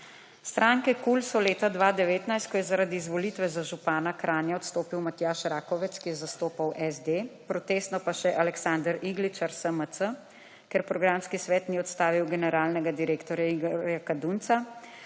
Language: Slovenian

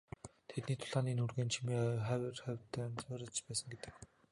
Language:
Mongolian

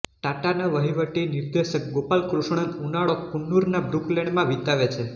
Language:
Gujarati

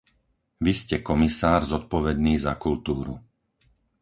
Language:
Slovak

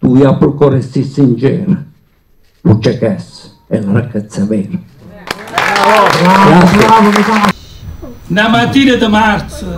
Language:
Italian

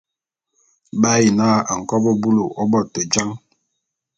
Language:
Bulu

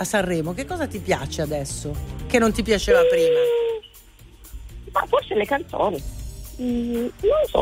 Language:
Italian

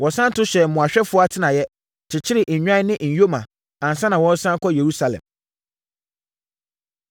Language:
Akan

